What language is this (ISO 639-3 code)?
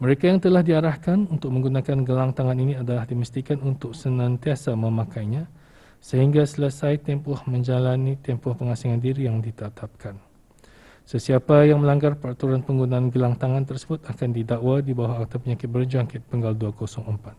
msa